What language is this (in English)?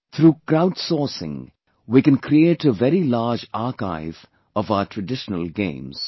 English